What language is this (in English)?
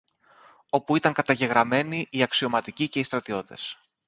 Greek